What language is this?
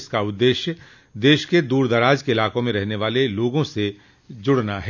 Hindi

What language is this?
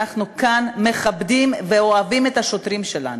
Hebrew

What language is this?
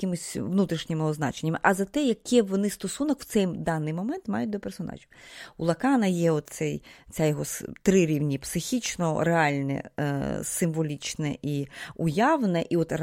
Ukrainian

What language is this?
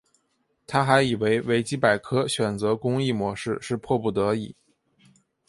Chinese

